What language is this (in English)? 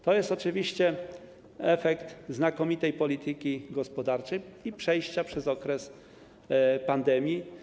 Polish